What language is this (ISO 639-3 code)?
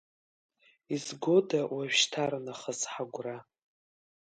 abk